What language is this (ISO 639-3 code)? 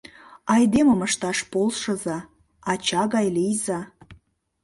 chm